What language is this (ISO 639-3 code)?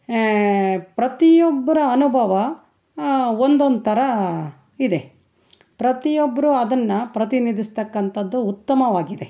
kan